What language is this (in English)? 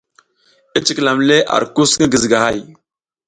South Giziga